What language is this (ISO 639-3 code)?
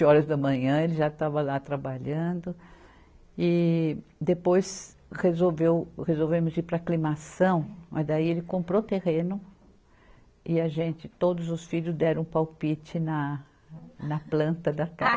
por